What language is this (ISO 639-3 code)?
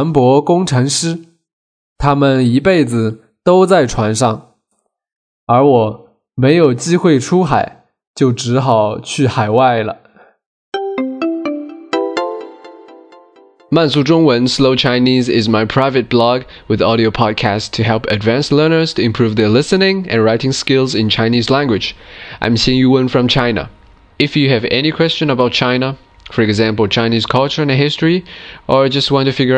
zho